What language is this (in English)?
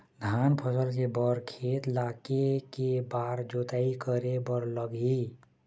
Chhattisgarhi